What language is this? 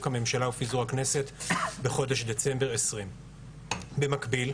Hebrew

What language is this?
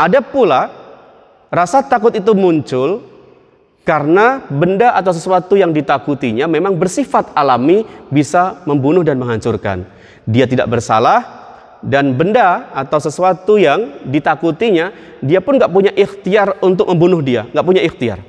Indonesian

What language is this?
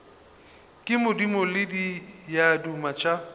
Northern Sotho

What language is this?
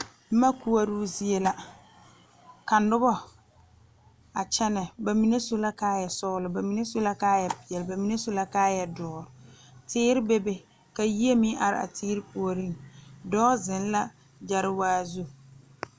Southern Dagaare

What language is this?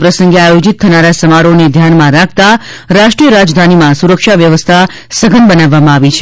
Gujarati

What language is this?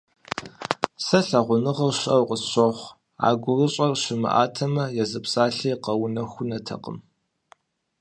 Kabardian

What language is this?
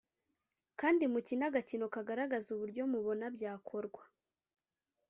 Kinyarwanda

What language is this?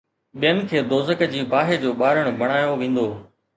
Sindhi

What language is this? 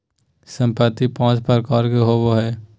Magahi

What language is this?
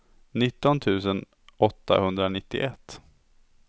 Swedish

